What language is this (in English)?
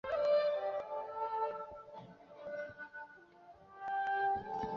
Chinese